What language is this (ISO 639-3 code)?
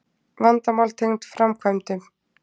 isl